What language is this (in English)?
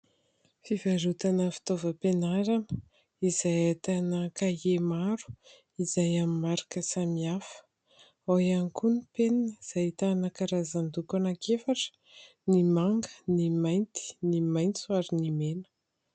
Malagasy